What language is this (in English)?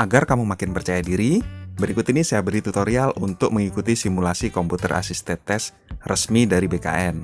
Indonesian